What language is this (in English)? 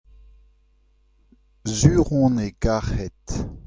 Breton